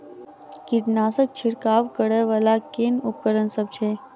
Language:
Maithili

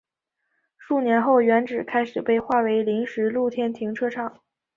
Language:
Chinese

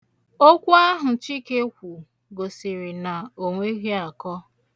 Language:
Igbo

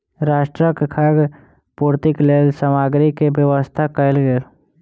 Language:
Maithili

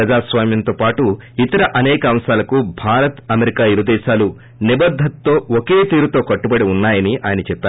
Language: Telugu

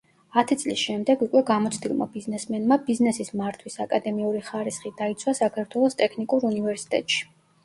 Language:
Georgian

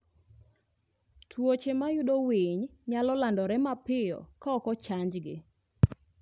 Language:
Luo (Kenya and Tanzania)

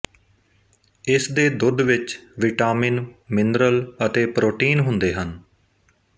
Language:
Punjabi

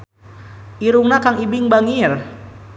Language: Sundanese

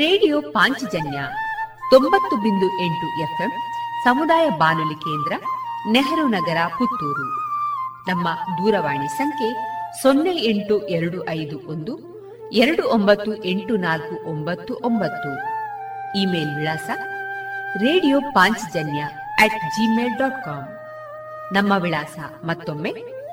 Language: Kannada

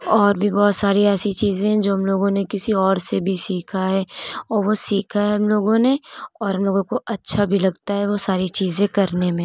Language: Urdu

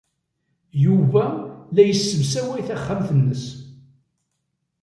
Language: Kabyle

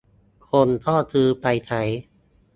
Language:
Thai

